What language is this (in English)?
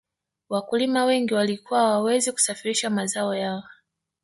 Swahili